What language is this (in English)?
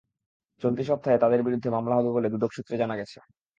Bangla